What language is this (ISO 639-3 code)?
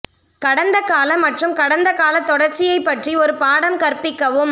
tam